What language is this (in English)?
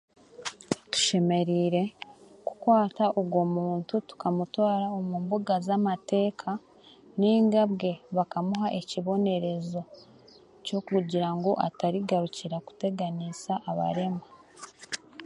Chiga